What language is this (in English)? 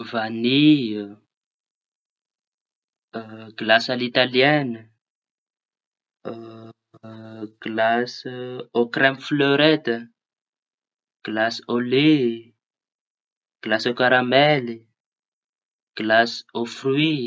Tanosy Malagasy